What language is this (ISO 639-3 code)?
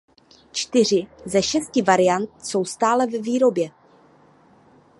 ces